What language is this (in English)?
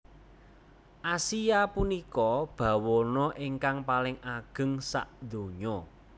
Javanese